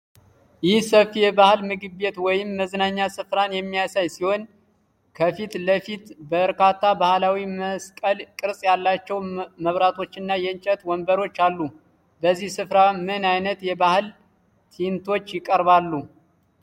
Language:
Amharic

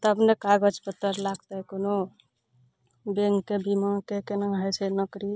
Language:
Maithili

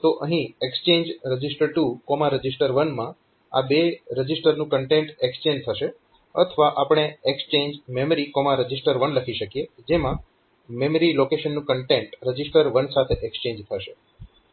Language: Gujarati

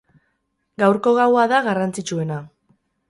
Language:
Basque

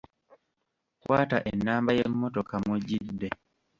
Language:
Ganda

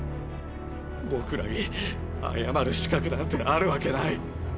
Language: Japanese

